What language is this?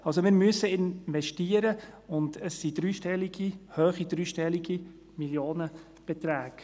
Swiss German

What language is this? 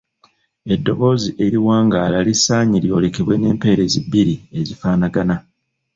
Ganda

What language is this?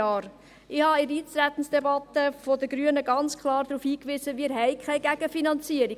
Swiss German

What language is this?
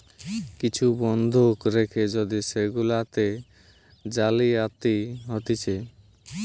Bangla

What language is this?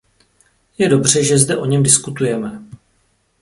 Czech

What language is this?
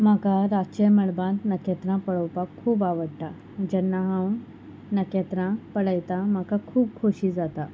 Konkani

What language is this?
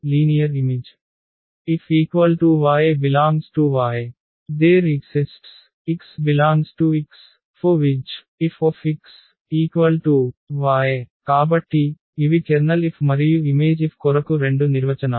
Telugu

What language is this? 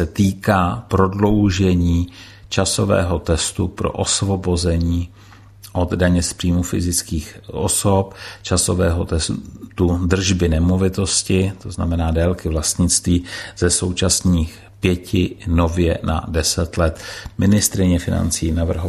Czech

